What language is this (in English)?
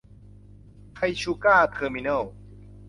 Thai